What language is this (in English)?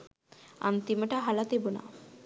Sinhala